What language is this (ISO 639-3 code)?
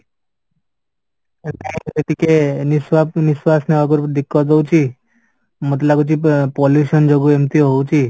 ori